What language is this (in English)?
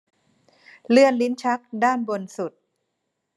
Thai